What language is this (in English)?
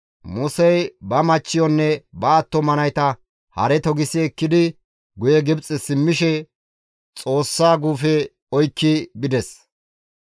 Gamo